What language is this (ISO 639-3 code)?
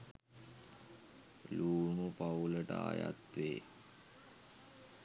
sin